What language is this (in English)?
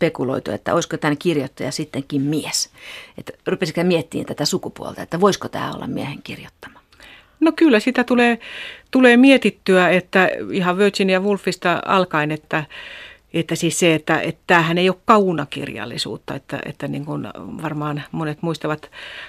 Finnish